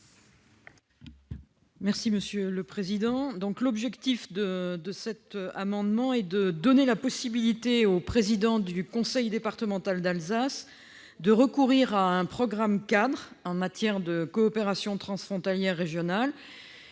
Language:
French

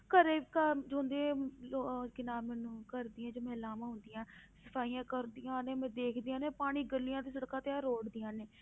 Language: Punjabi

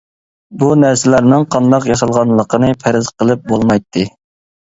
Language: Uyghur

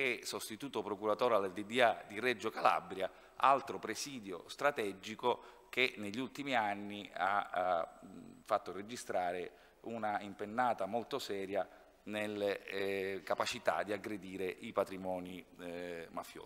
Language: Italian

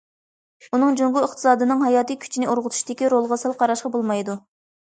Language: Uyghur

